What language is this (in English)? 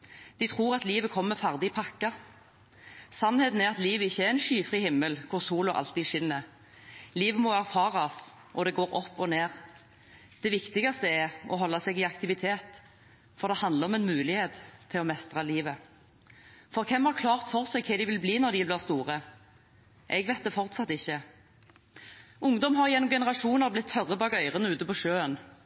Norwegian Bokmål